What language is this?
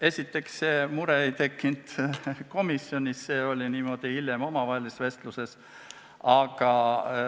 Estonian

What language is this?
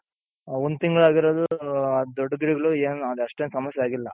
Kannada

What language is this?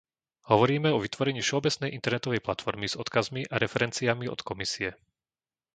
Slovak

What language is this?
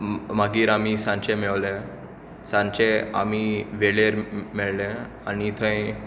Konkani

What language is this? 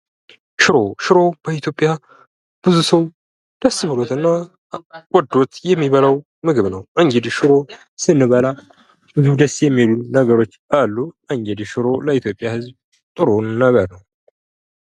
Amharic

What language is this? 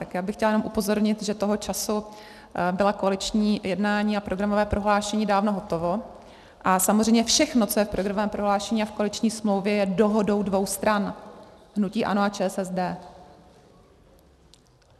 Czech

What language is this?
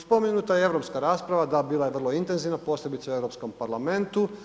Croatian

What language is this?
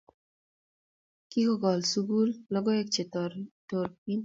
Kalenjin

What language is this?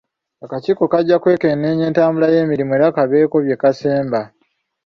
Ganda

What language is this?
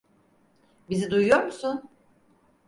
Turkish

